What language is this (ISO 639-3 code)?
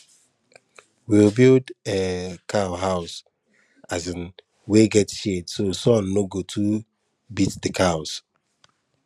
pcm